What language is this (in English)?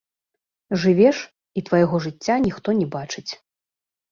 Belarusian